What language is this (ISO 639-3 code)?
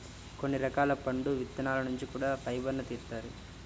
tel